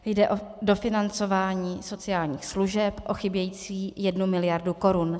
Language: Czech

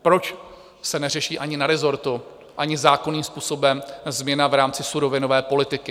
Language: Czech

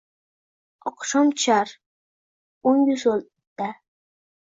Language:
Uzbek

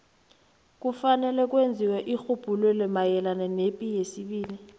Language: South Ndebele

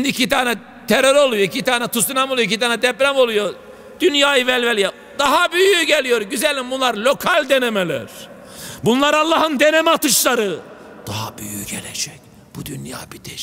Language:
Turkish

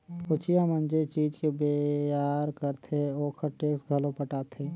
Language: Chhattisgarhi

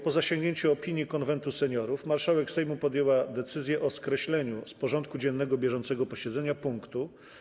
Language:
Polish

